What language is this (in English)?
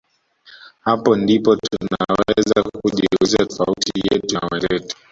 Swahili